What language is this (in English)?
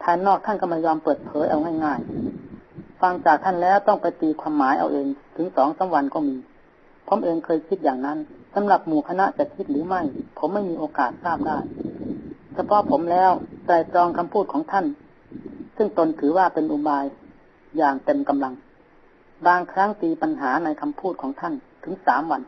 Thai